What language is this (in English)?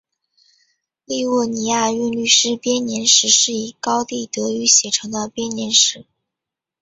Chinese